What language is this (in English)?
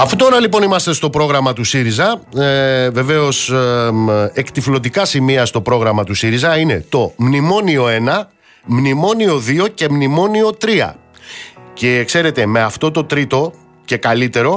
Greek